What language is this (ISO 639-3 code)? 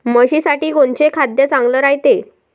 mar